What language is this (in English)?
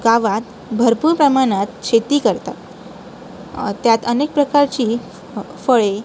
Marathi